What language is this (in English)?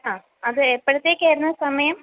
Malayalam